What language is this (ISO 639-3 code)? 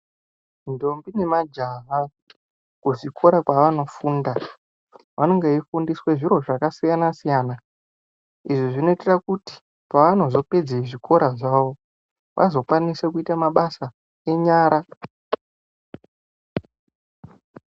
ndc